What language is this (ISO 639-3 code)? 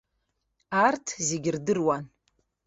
abk